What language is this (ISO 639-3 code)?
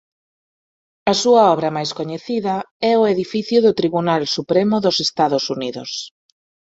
glg